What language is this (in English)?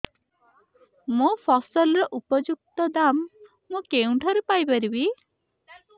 Odia